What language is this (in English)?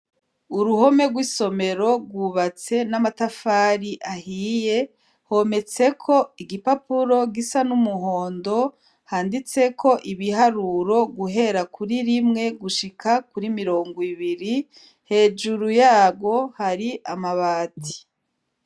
Rundi